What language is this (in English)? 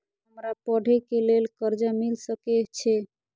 Maithili